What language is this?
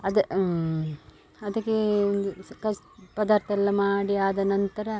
Kannada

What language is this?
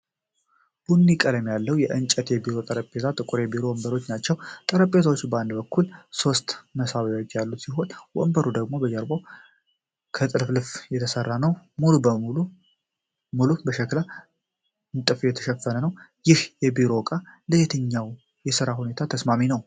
Amharic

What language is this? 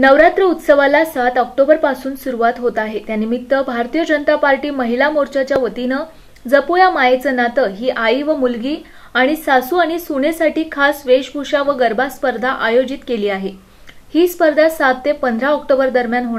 Hindi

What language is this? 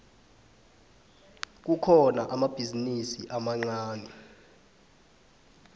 South Ndebele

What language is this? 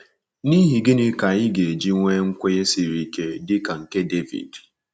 Igbo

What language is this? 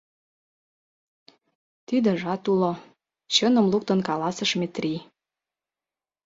Mari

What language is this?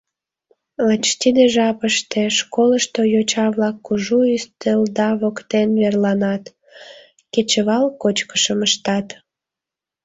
Mari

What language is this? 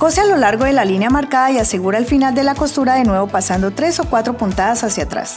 Spanish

